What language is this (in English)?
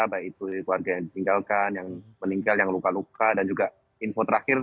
Indonesian